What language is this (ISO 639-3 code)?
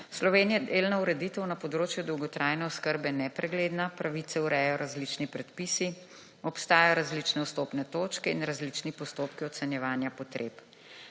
slv